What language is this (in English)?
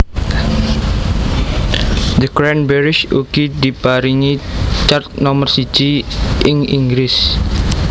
Javanese